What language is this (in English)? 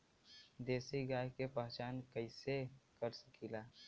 Bhojpuri